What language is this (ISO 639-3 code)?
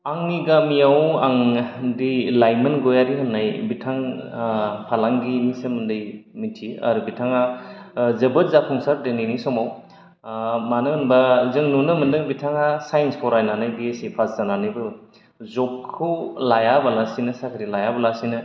brx